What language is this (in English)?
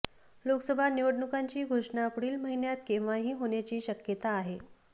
Marathi